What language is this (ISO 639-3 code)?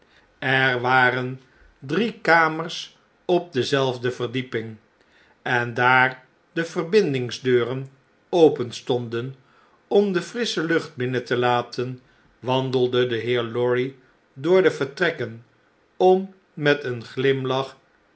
nld